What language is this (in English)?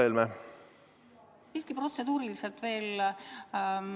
Estonian